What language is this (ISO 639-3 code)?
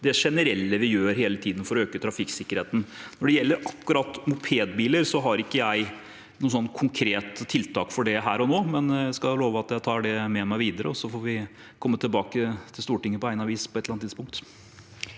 nor